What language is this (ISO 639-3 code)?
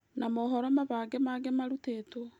kik